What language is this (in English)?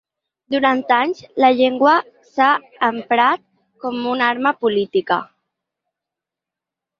Catalan